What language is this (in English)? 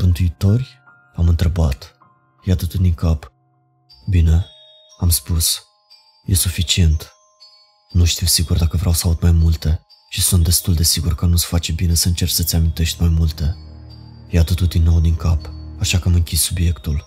Romanian